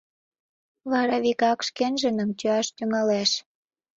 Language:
Mari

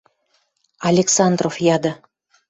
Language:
Western Mari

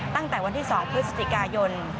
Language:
Thai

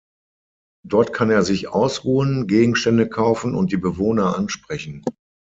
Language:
German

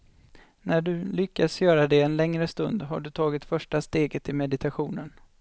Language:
Swedish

